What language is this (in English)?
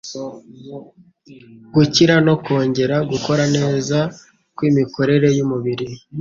Kinyarwanda